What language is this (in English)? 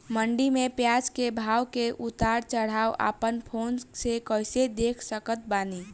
Bhojpuri